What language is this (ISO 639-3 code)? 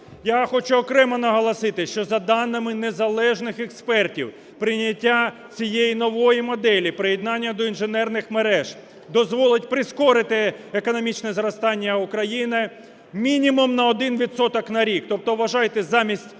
ukr